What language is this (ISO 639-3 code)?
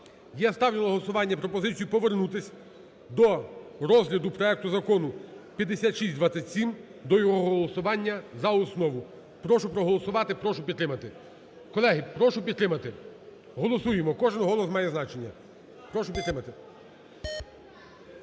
ukr